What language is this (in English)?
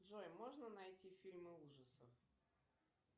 Russian